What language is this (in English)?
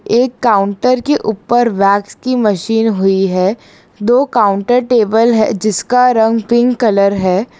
Hindi